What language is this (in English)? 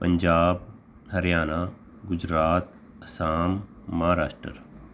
Punjabi